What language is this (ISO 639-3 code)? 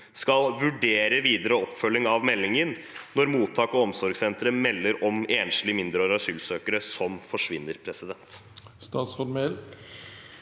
nor